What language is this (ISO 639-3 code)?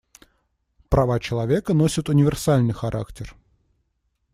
rus